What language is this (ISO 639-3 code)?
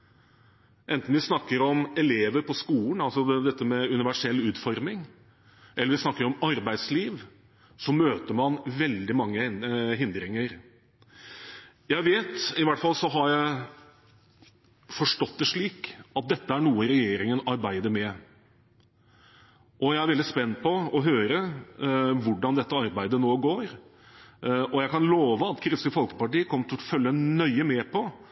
nob